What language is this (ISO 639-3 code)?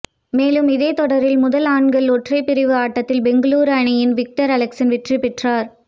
tam